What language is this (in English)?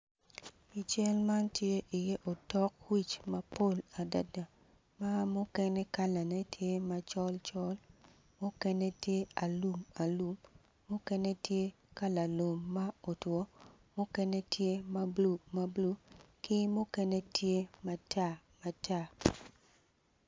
Acoli